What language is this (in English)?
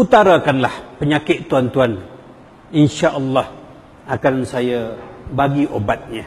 Malay